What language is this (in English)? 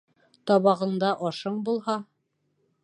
Bashkir